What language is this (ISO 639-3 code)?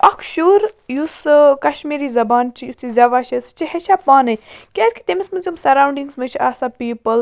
kas